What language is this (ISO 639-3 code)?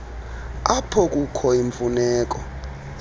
xho